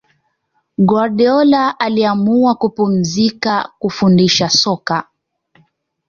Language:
Swahili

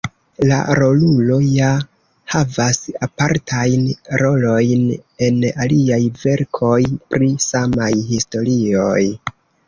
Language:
Esperanto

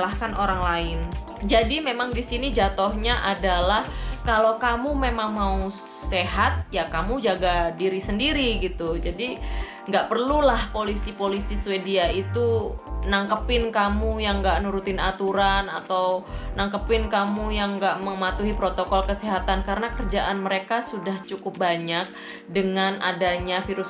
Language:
Indonesian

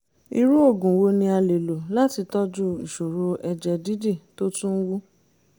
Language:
Yoruba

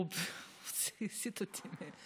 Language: Hebrew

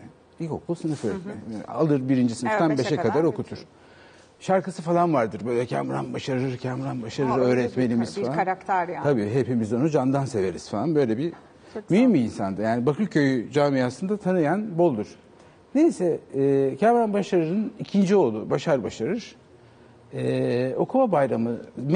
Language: Turkish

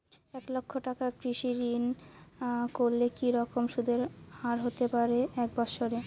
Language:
Bangla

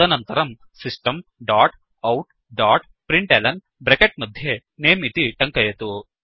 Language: Sanskrit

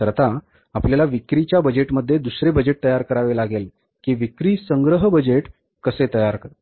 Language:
Marathi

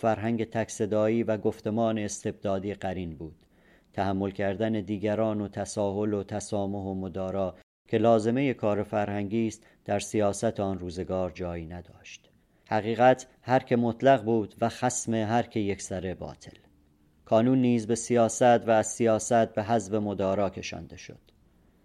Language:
Persian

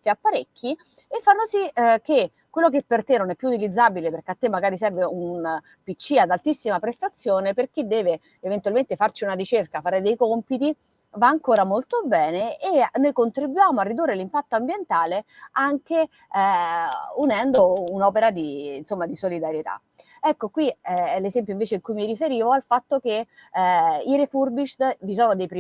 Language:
Italian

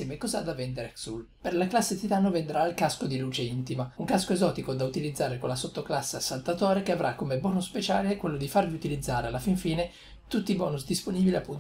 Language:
Italian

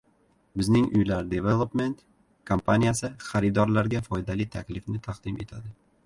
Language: Uzbek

